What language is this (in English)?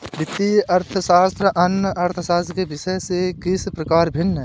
Hindi